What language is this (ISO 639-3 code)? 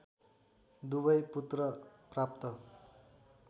nep